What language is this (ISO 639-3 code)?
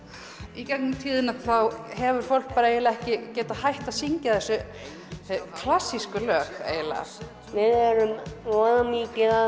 isl